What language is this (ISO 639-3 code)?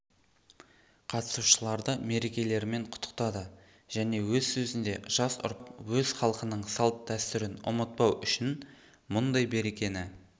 kaz